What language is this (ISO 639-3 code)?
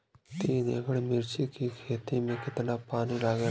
bho